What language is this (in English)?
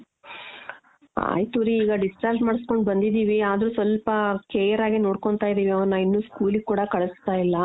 Kannada